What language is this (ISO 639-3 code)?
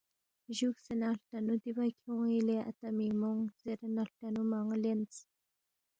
bft